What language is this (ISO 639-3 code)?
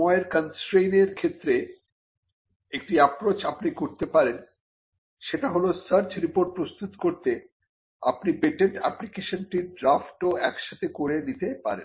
ben